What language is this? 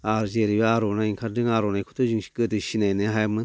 Bodo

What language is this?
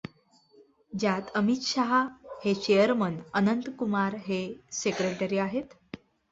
Marathi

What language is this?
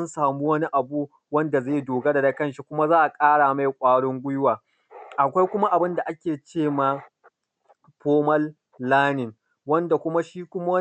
Hausa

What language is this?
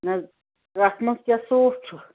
Kashmiri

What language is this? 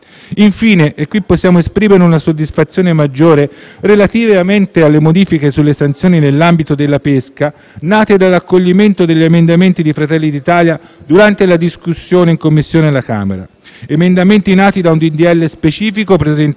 Italian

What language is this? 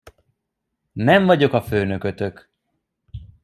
Hungarian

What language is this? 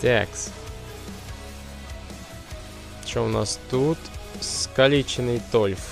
Ukrainian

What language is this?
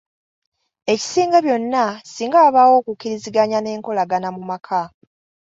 Ganda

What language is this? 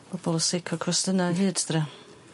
Welsh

